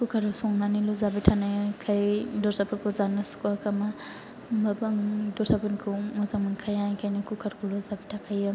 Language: Bodo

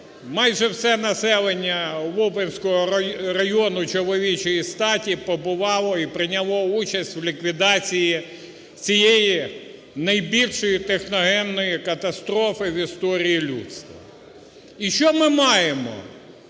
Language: Ukrainian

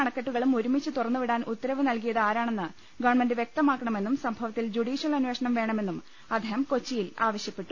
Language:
Malayalam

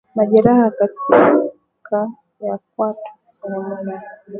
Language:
Swahili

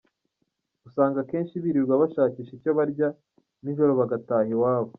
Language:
Kinyarwanda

